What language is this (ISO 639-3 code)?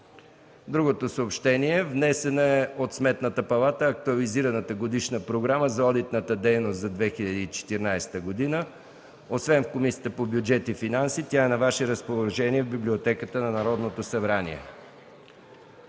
bul